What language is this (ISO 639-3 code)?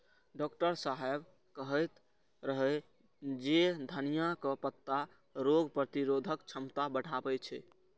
mai